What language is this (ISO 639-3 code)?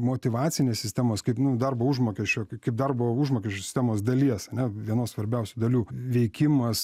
lit